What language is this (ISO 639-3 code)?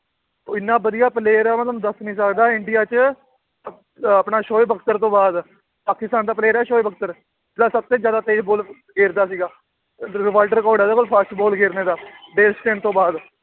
pan